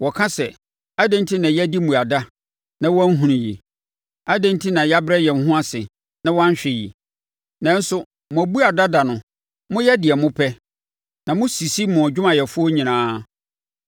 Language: Akan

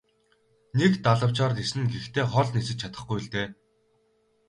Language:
Mongolian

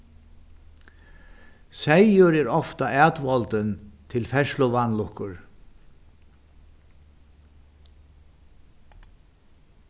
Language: Faroese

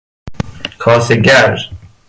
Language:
Persian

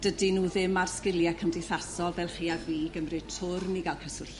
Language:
Welsh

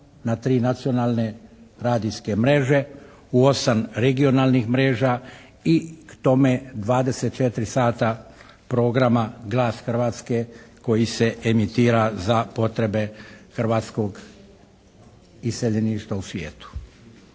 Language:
Croatian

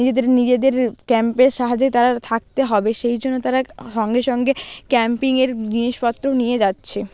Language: Bangla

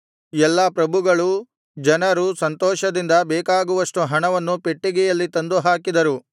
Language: Kannada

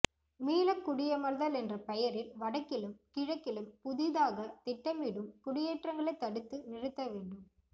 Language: Tamil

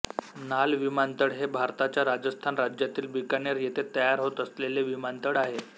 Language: Marathi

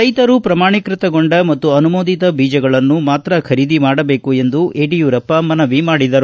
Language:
Kannada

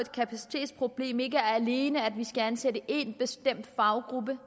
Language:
Danish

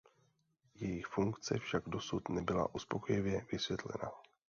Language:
Czech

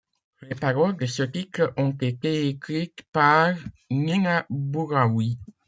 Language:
French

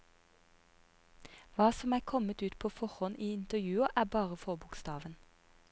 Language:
Norwegian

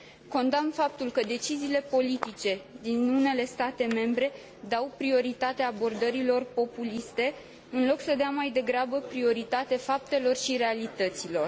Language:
Romanian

